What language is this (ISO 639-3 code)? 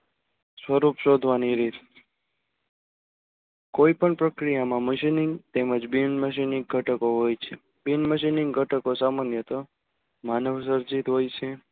guj